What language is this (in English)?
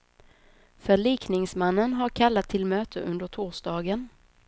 Swedish